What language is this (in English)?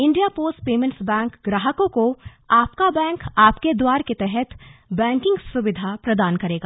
Hindi